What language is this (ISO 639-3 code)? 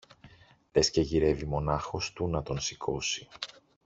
ell